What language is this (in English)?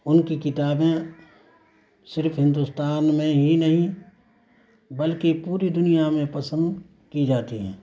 Urdu